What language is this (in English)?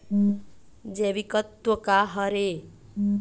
Chhattisgarhi